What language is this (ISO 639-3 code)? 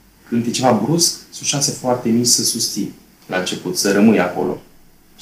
ron